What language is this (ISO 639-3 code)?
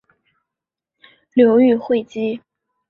zho